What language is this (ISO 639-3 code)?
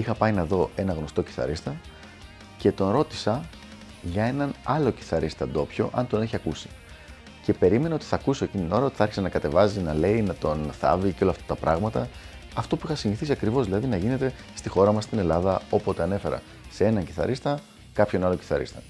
ell